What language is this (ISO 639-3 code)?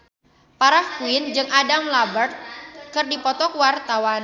sun